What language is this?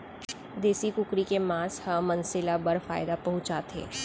Chhattisgarhi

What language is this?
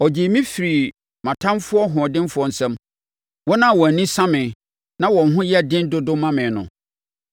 Akan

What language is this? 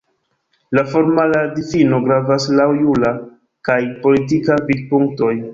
Esperanto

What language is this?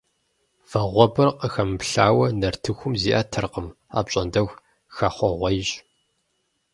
Kabardian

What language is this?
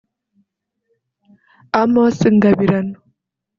Kinyarwanda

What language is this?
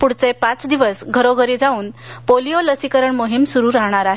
Marathi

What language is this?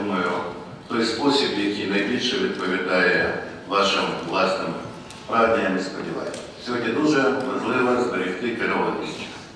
Ukrainian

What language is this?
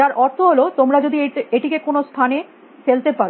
Bangla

